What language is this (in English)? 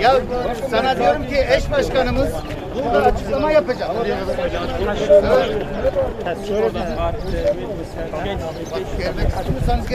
Turkish